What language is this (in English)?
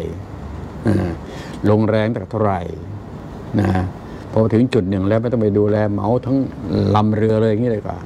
Thai